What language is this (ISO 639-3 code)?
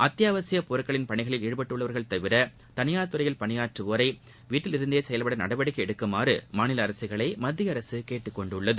tam